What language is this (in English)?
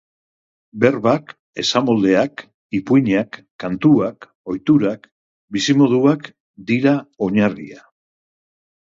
Basque